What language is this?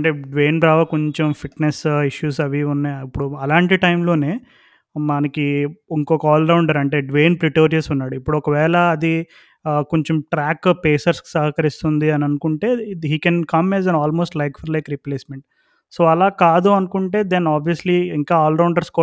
Telugu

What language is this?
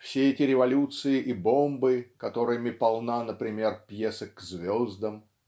Russian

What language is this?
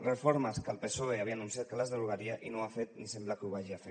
Catalan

